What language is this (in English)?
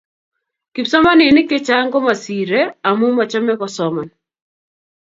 Kalenjin